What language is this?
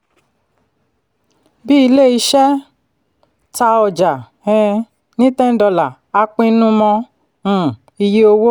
Yoruba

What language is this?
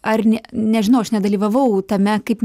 Lithuanian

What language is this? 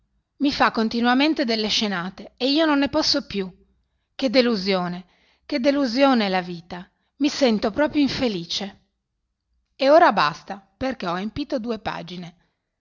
Italian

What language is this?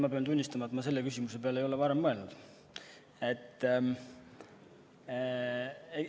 Estonian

